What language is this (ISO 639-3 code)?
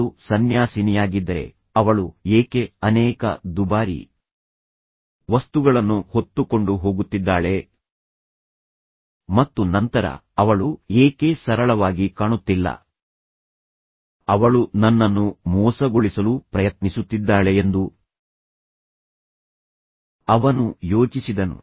kan